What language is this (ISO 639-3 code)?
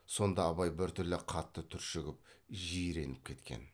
kaz